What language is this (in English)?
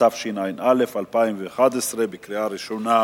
Hebrew